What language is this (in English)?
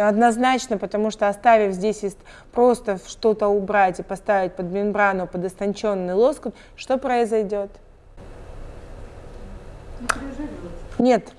Russian